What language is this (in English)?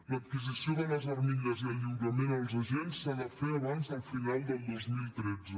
Catalan